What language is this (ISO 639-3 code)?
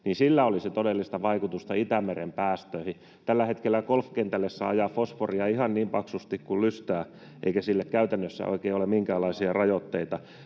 fin